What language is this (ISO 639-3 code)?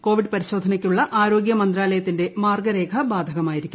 mal